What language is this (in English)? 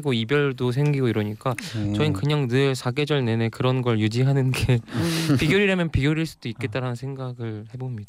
Korean